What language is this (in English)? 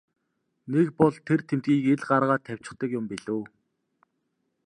Mongolian